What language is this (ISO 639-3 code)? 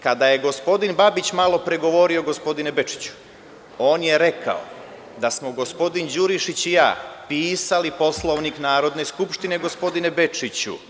srp